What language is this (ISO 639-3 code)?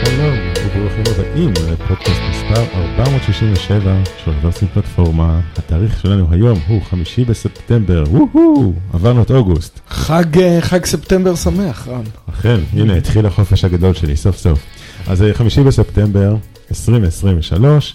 heb